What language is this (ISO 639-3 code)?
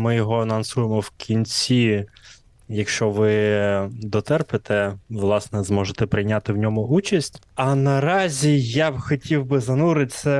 ukr